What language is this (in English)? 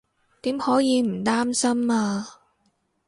Cantonese